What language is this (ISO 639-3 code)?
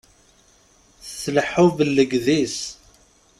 kab